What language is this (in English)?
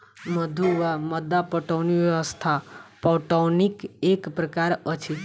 Maithili